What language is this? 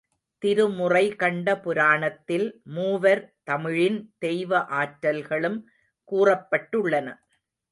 Tamil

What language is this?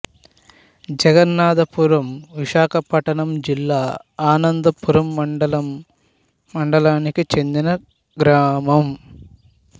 Telugu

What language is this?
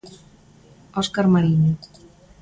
Galician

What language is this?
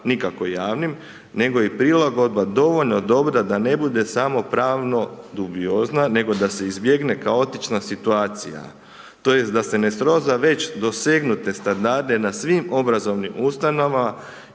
Croatian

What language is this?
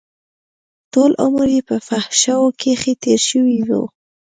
Pashto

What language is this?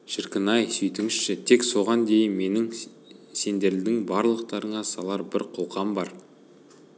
Kazakh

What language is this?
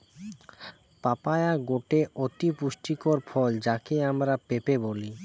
Bangla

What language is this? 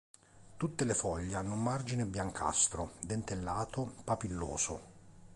Italian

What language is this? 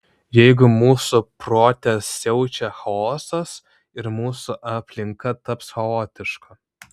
Lithuanian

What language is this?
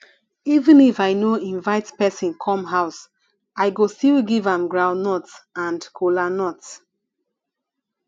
Nigerian Pidgin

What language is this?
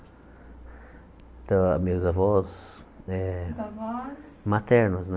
Portuguese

